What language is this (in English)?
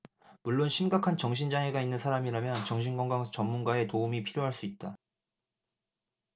Korean